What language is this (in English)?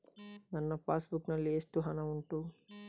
Kannada